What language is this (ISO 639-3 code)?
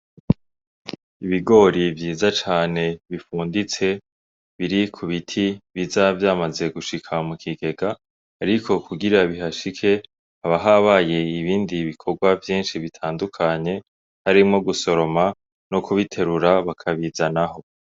run